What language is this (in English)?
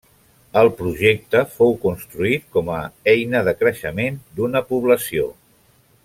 Catalan